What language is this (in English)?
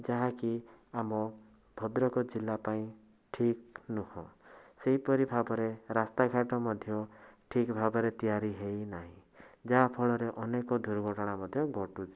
Odia